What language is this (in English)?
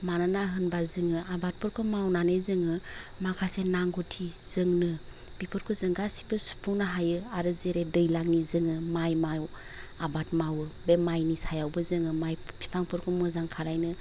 Bodo